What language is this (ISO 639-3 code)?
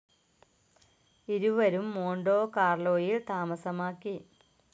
mal